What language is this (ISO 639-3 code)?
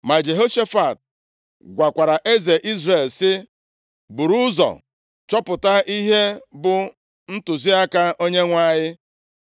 ibo